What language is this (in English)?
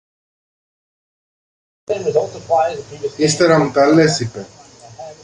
Greek